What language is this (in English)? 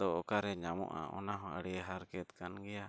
Santali